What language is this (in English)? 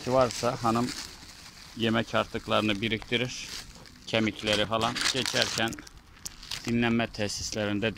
Turkish